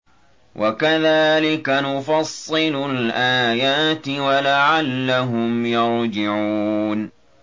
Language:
Arabic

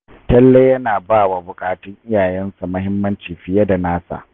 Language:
Hausa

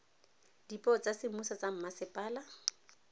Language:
Tswana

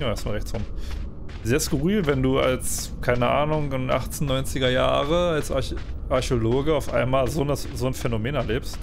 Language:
German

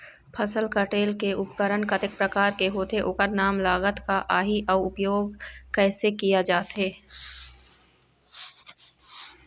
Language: Chhattisgarhi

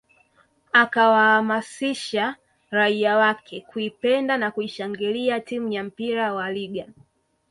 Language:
Swahili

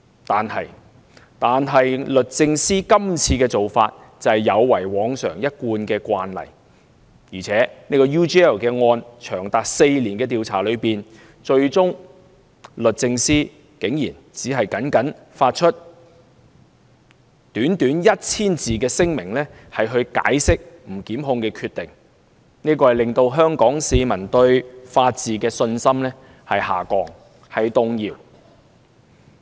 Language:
Cantonese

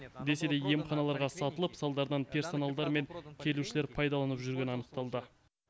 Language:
Kazakh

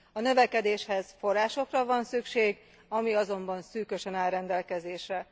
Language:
Hungarian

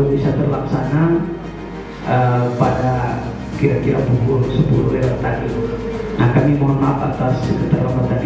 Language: Indonesian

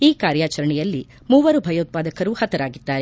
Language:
Kannada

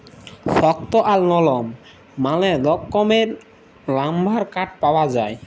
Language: Bangla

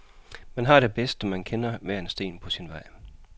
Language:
Danish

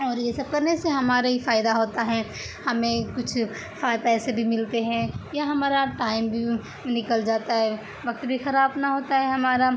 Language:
Urdu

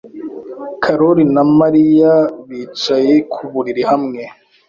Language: Kinyarwanda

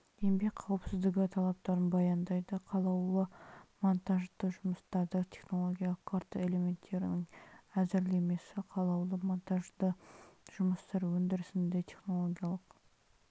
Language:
Kazakh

